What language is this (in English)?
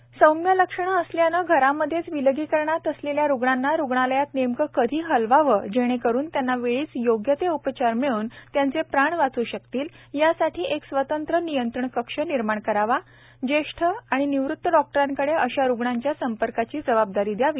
Marathi